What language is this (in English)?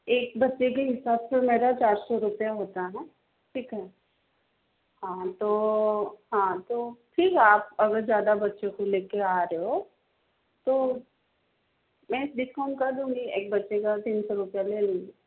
Hindi